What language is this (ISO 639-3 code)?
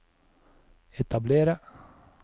nor